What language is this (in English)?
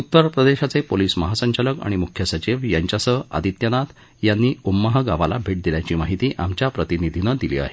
Marathi